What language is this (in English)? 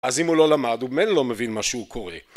Hebrew